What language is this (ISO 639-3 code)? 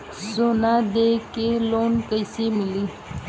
bho